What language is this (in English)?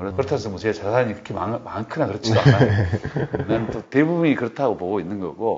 Korean